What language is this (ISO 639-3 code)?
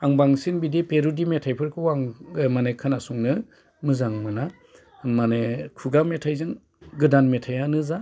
brx